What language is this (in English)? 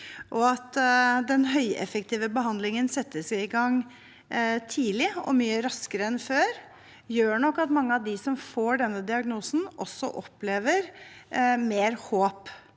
Norwegian